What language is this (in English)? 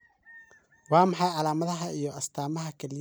Somali